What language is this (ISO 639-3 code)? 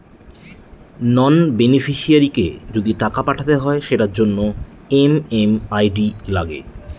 ben